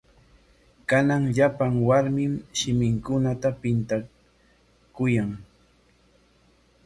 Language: Corongo Ancash Quechua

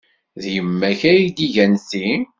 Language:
Kabyle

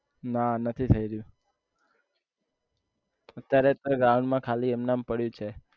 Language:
Gujarati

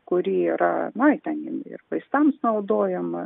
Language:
Lithuanian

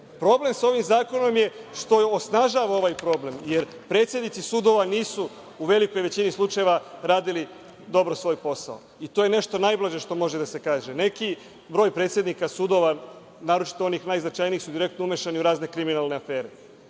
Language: Serbian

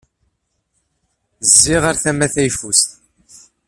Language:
Kabyle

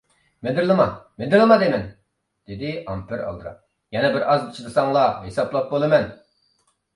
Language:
Uyghur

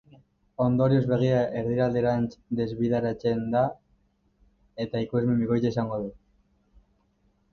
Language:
Basque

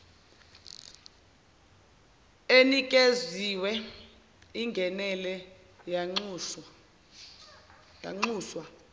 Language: Zulu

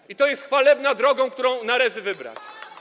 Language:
Polish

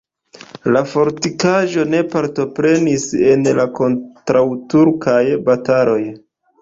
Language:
Esperanto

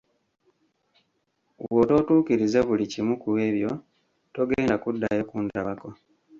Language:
Ganda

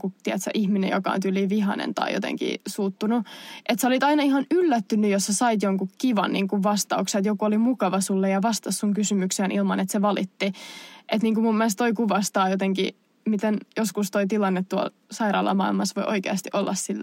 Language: Finnish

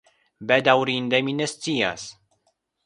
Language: Esperanto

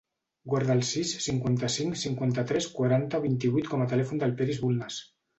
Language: Catalan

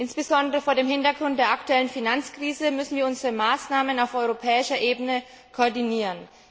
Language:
German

